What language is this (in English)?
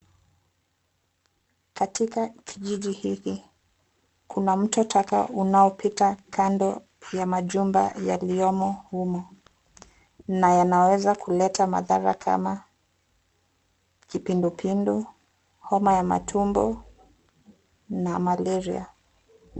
Swahili